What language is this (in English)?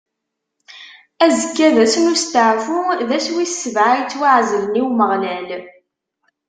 Kabyle